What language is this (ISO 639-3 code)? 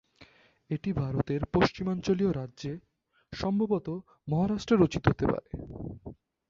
ben